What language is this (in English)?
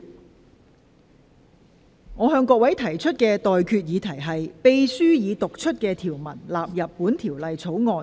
Cantonese